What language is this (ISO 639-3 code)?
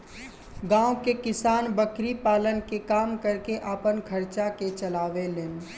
bho